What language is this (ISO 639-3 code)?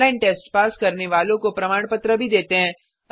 hin